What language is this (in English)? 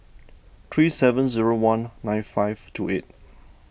English